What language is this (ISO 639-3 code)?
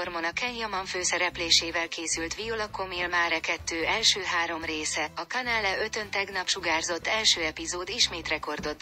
hun